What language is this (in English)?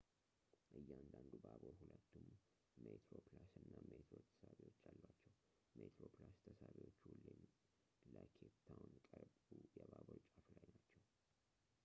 Amharic